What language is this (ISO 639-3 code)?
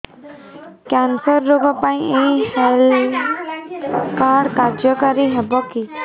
ori